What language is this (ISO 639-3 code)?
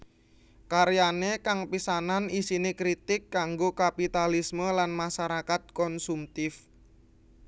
jav